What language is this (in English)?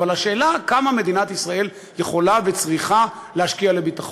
Hebrew